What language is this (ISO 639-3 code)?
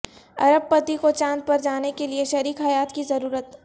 urd